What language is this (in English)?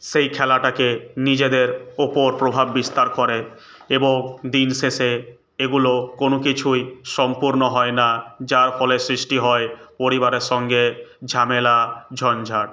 Bangla